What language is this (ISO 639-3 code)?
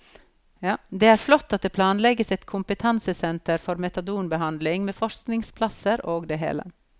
nor